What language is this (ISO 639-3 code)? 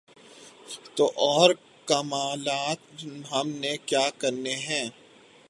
urd